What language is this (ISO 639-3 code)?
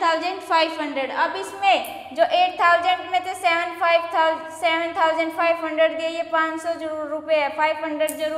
hin